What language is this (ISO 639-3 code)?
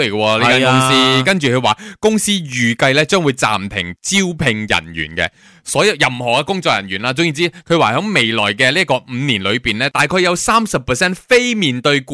zho